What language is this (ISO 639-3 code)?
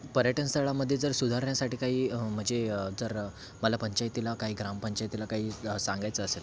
mar